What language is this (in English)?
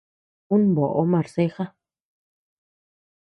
Tepeuxila Cuicatec